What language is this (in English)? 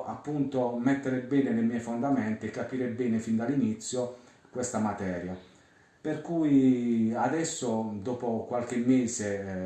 Italian